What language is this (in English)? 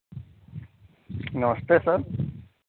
Hindi